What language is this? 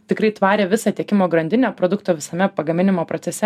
Lithuanian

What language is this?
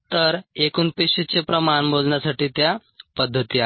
Marathi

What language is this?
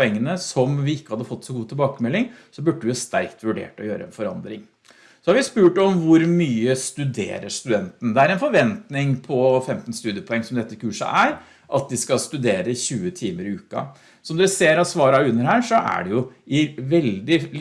Norwegian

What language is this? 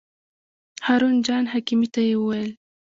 Pashto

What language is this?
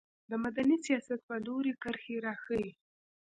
Pashto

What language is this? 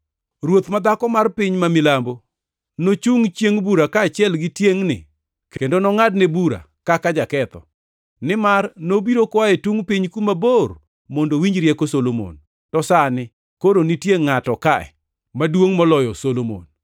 Luo (Kenya and Tanzania)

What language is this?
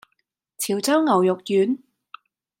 Cantonese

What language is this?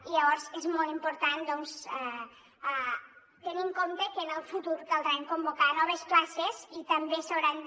Catalan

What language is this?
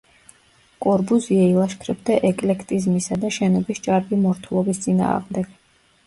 Georgian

